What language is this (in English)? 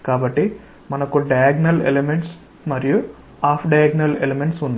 Telugu